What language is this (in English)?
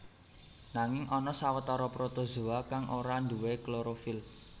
Javanese